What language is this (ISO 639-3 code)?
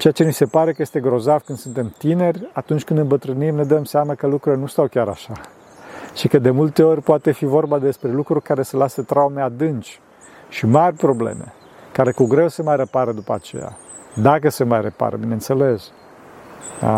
ron